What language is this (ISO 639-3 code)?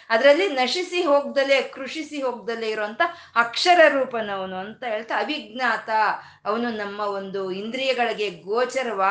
kan